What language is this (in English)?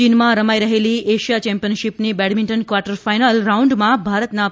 Gujarati